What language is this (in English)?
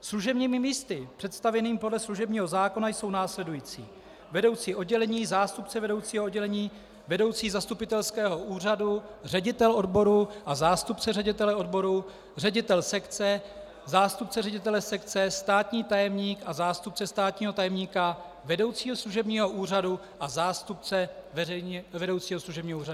Czech